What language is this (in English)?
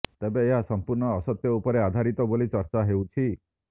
Odia